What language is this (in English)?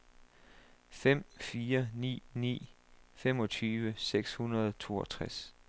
Danish